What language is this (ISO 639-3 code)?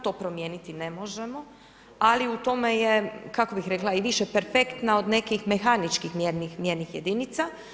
hrv